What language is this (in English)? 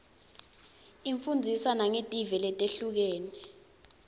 Swati